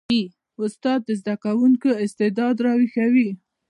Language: Pashto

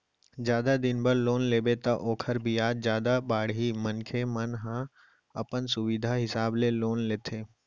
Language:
Chhattisgarhi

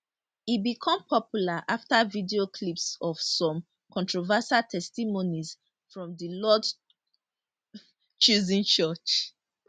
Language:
Nigerian Pidgin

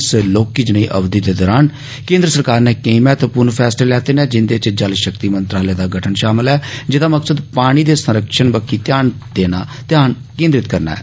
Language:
Dogri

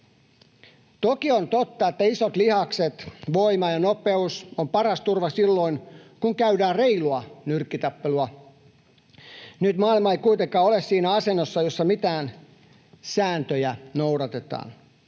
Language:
Finnish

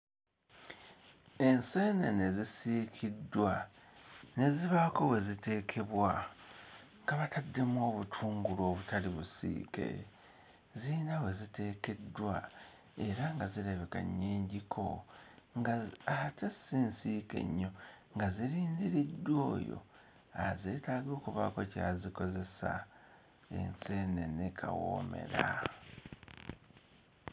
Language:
Ganda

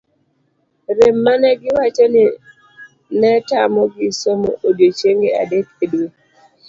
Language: Luo (Kenya and Tanzania)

